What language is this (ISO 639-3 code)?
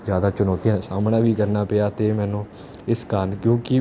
pan